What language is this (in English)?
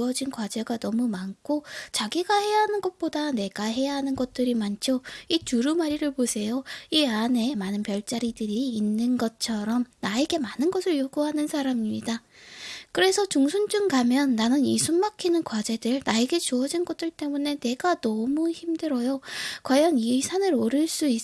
Korean